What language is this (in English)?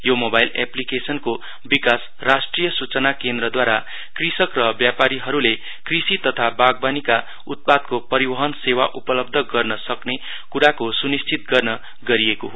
Nepali